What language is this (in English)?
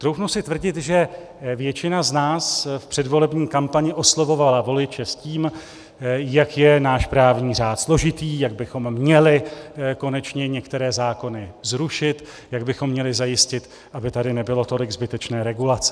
Czech